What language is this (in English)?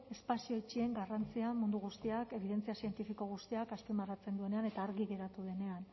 Basque